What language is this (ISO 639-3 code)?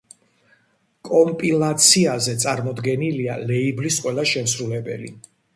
kat